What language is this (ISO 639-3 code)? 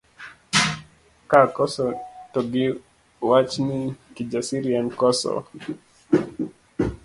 luo